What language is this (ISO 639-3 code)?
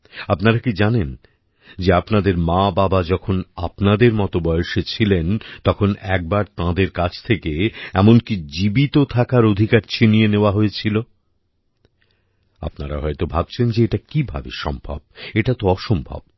ben